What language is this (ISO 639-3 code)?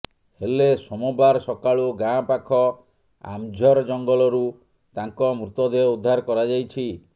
ori